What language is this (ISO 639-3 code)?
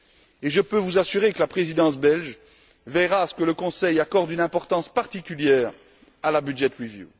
fra